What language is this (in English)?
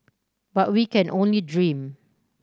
English